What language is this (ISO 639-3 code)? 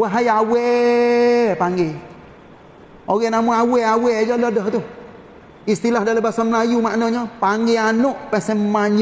msa